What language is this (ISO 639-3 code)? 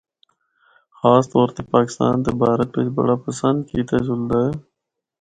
hno